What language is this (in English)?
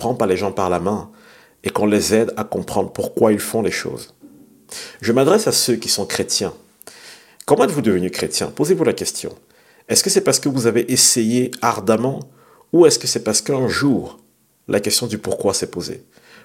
French